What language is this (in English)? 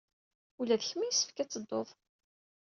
Kabyle